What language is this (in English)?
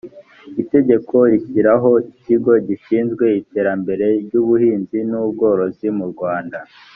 Kinyarwanda